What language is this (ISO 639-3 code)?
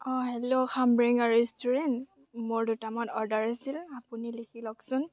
asm